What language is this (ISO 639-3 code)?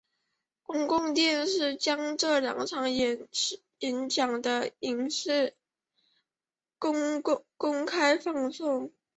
zho